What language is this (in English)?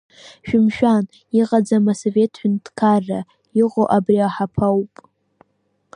Abkhazian